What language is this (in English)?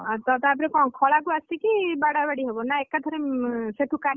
Odia